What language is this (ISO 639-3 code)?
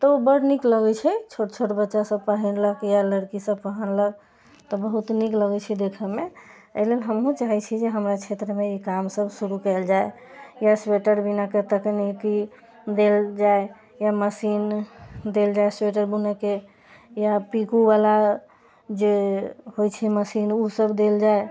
mai